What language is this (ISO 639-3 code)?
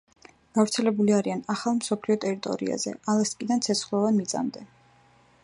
kat